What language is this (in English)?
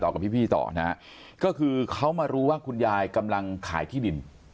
Thai